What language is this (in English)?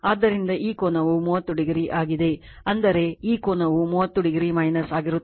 Kannada